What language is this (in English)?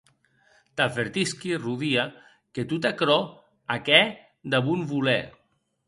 Occitan